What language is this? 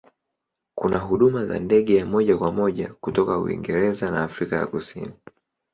Swahili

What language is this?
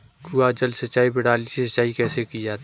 Hindi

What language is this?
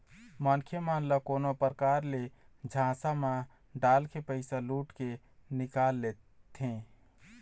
Chhattisgarhi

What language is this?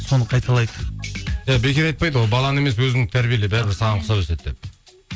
Kazakh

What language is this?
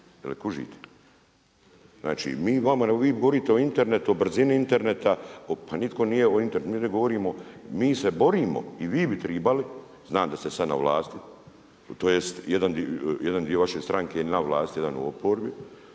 Croatian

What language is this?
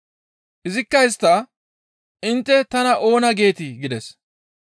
Gamo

